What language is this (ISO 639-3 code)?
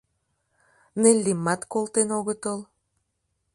chm